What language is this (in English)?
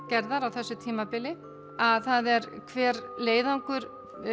Icelandic